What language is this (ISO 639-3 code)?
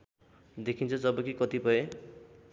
nep